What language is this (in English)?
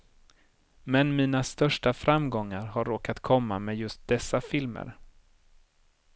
Swedish